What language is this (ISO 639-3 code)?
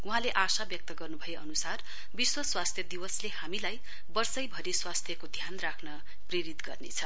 nep